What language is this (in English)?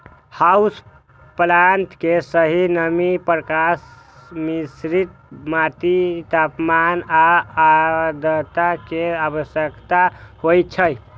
Maithili